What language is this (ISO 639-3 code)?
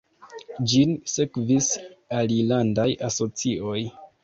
epo